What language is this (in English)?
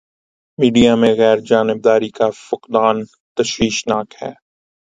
Urdu